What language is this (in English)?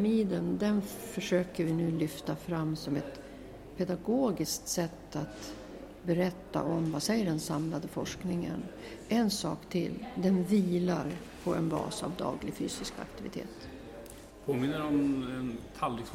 Swedish